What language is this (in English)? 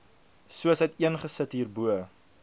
Afrikaans